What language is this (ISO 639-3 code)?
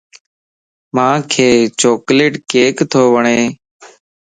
lss